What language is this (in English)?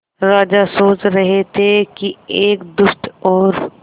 Hindi